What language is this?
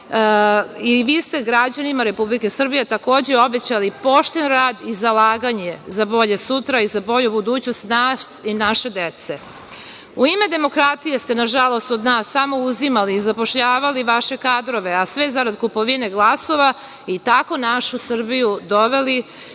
Serbian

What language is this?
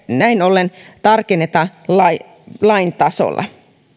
Finnish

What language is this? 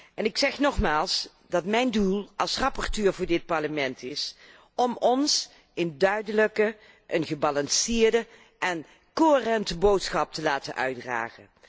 Dutch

